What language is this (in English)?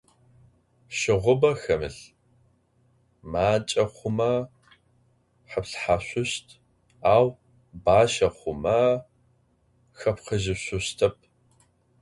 Adyghe